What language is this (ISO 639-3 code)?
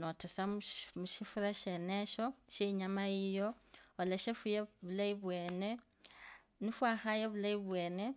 lkb